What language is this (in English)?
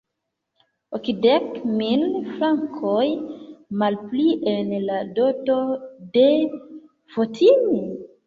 Esperanto